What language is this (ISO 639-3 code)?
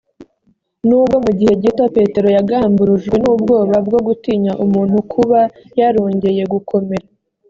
kin